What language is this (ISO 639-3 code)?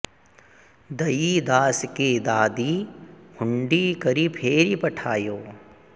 san